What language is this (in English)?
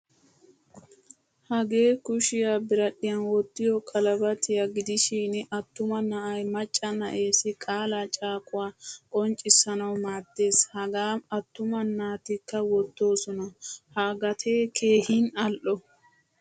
Wolaytta